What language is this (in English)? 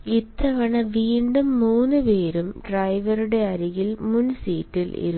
Malayalam